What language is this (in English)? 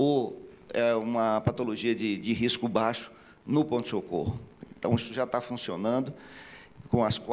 Portuguese